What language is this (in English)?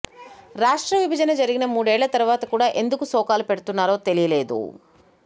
Telugu